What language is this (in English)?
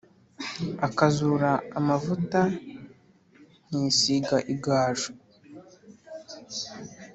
Kinyarwanda